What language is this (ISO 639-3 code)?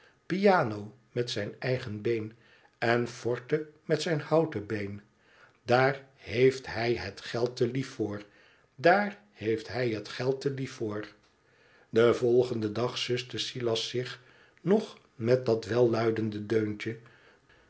nld